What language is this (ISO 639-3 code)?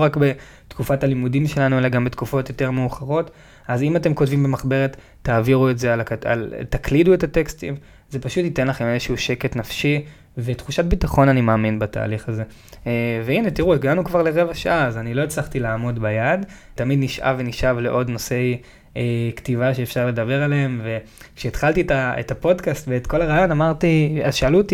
heb